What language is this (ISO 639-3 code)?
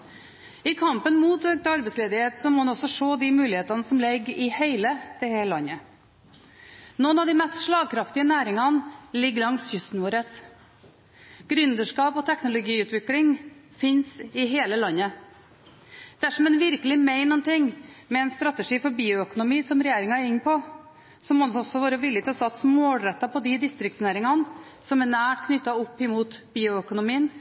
nob